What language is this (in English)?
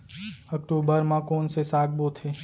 Chhattisgarhi